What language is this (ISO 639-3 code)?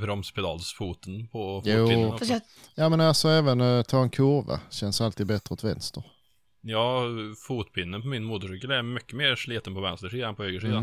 swe